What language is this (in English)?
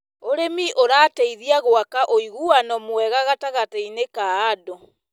Kikuyu